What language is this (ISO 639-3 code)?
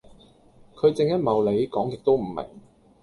yue